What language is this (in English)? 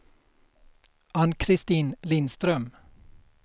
Swedish